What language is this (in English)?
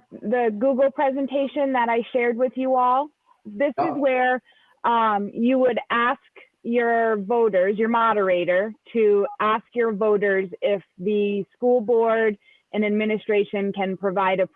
English